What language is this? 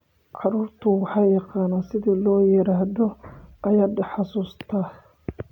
Somali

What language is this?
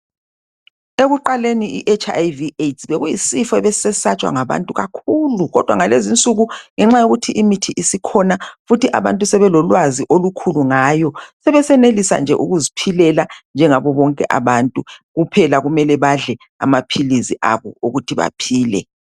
North Ndebele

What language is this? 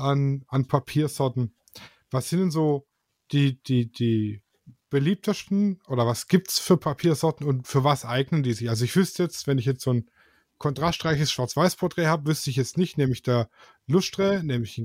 German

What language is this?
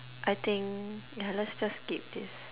English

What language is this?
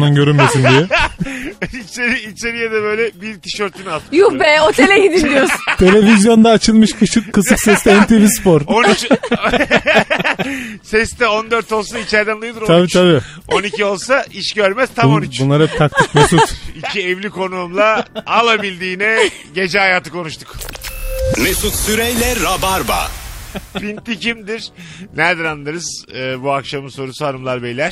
Turkish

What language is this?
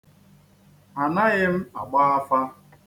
Igbo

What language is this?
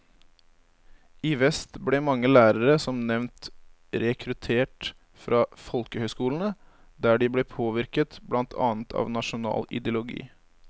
Norwegian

